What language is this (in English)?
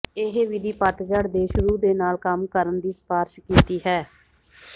Punjabi